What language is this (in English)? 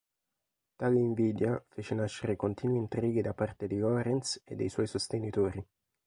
Italian